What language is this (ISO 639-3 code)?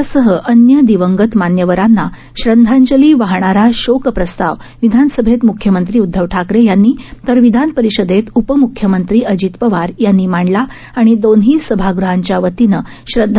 mar